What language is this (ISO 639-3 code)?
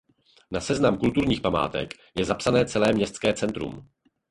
ces